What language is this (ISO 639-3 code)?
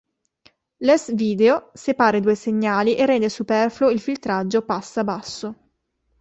ita